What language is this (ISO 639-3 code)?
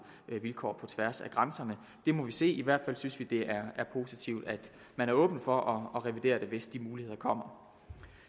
dan